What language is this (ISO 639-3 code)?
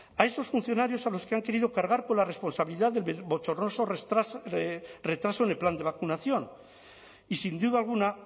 spa